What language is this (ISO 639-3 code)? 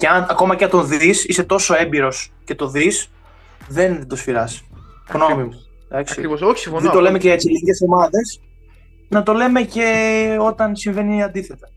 ell